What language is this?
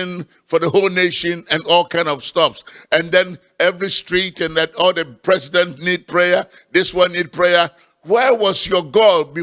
English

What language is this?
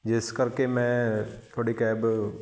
Punjabi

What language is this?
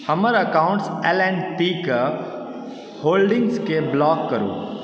Maithili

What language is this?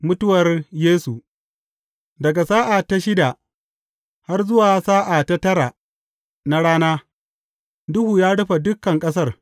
Hausa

